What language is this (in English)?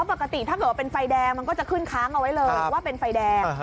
Thai